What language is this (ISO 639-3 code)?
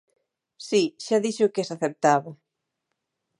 glg